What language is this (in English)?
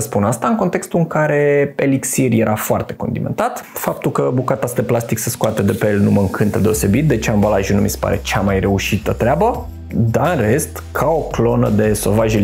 Romanian